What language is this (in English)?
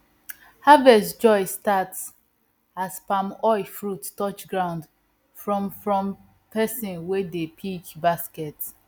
Nigerian Pidgin